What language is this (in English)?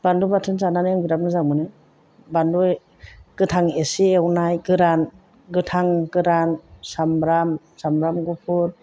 Bodo